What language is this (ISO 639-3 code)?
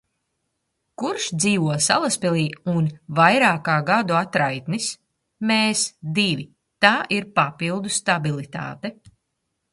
lav